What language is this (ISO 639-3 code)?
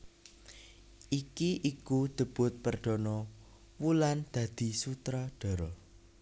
jav